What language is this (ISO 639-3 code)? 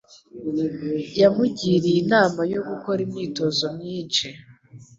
kin